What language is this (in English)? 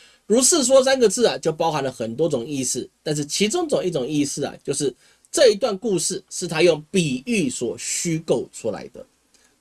Chinese